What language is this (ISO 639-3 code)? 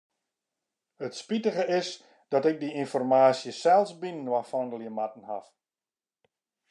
fry